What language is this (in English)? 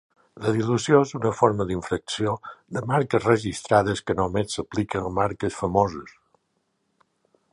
Catalan